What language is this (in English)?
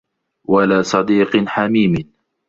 Arabic